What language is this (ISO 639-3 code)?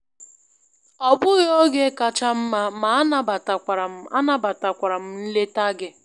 ibo